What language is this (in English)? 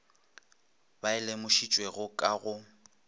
Northern Sotho